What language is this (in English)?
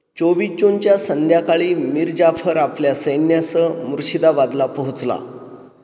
Marathi